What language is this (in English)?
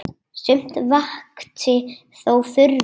Icelandic